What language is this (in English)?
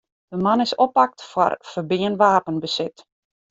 Western Frisian